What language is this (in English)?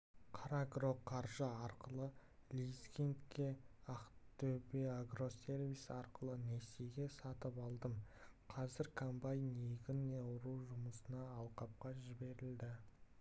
Kazakh